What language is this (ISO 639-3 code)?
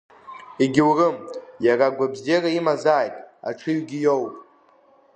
abk